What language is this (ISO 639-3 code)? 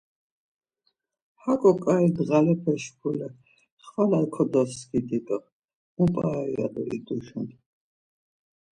lzz